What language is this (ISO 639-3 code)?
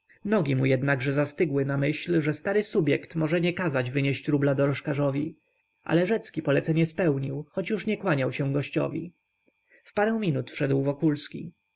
pol